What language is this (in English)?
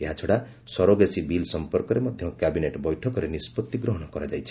Odia